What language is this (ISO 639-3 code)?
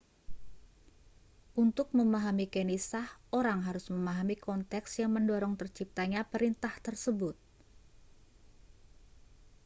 ind